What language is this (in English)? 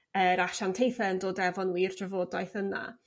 Welsh